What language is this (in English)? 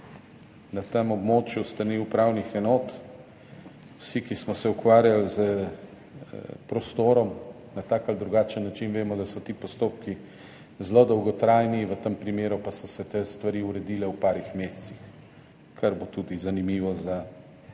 Slovenian